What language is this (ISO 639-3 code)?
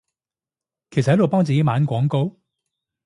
yue